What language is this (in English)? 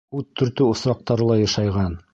Bashkir